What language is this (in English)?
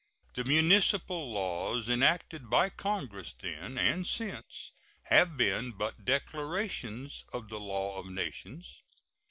English